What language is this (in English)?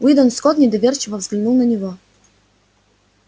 Russian